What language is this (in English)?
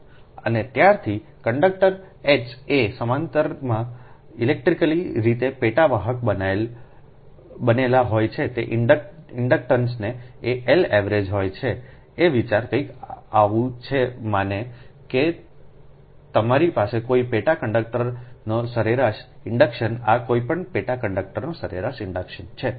Gujarati